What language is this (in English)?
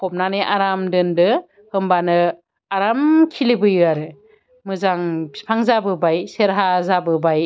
Bodo